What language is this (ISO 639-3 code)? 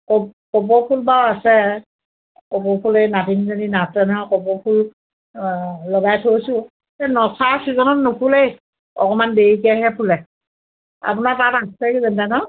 asm